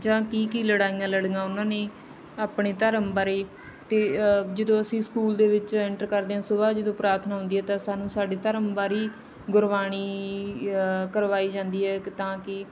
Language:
Punjabi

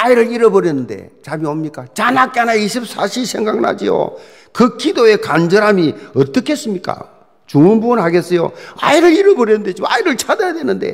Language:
Korean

